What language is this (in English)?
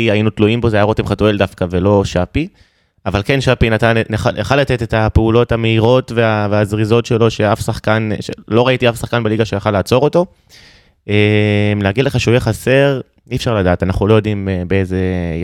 Hebrew